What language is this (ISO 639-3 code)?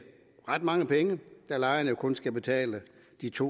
dan